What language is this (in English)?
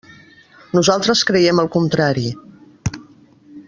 Catalan